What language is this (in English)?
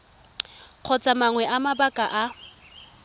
Tswana